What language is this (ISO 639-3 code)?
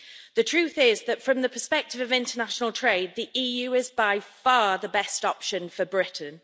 eng